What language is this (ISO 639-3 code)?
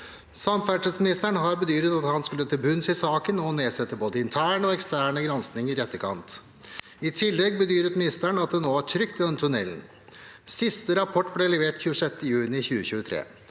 nor